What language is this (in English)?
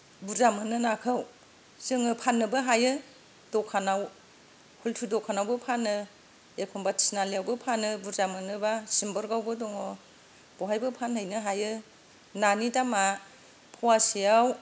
Bodo